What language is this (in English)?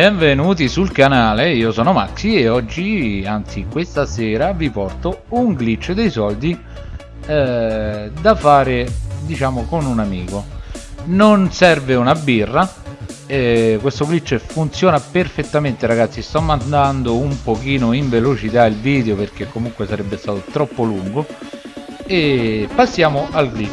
Italian